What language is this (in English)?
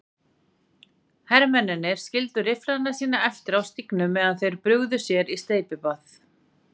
Icelandic